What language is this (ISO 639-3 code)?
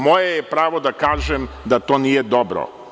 srp